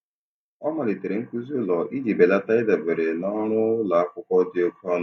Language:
Igbo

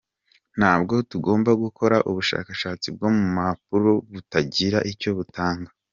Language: Kinyarwanda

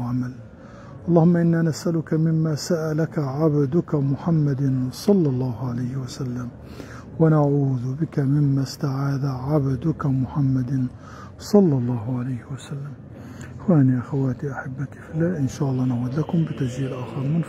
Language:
Arabic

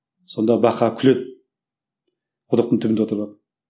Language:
Kazakh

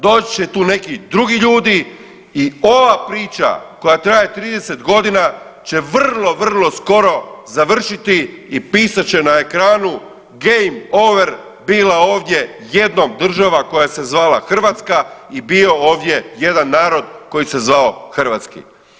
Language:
Croatian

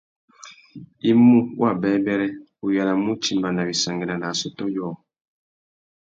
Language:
Tuki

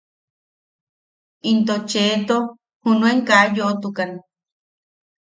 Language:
Yaqui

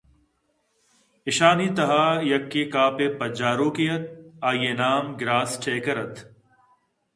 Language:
Eastern Balochi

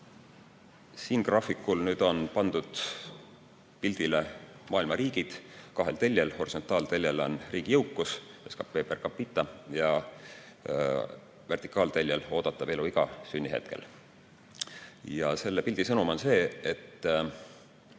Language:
Estonian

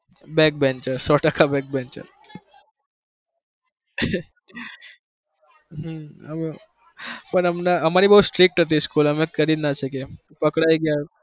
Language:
Gujarati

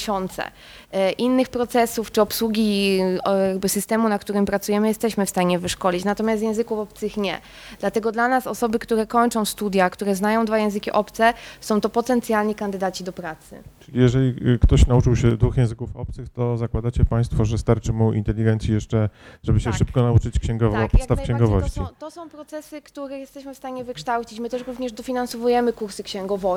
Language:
Polish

